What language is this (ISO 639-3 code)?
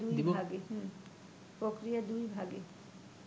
ben